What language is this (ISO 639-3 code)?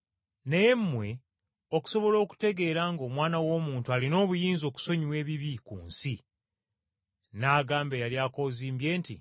lug